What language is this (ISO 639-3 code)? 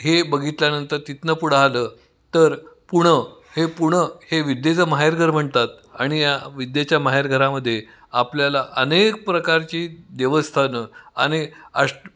mar